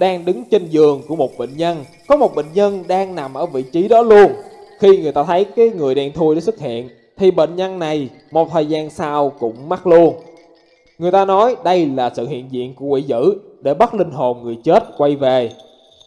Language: Vietnamese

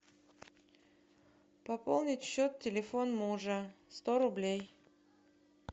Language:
Russian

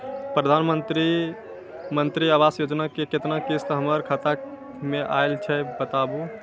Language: Maithili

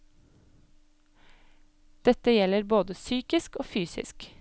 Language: Norwegian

